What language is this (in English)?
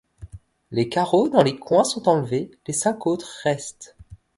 French